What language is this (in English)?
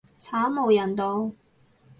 Cantonese